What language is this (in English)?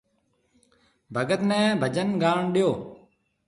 Marwari (Pakistan)